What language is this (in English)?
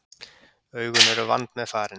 Icelandic